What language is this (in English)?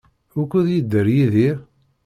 Kabyle